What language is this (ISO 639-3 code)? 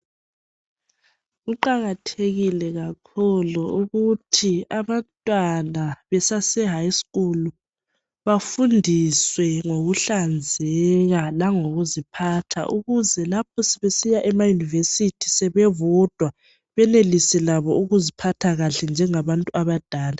nde